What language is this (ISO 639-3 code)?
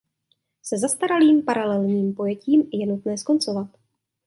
ces